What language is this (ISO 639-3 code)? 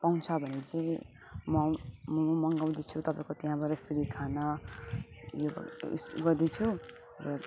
nep